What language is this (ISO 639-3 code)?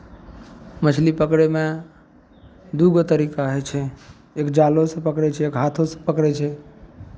mai